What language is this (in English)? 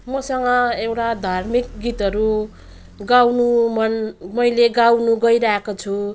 Nepali